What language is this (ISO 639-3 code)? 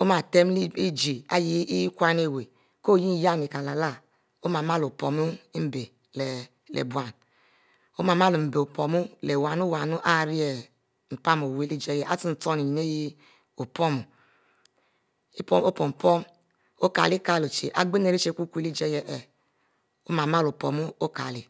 mfo